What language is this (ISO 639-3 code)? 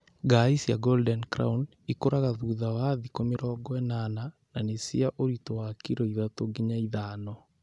kik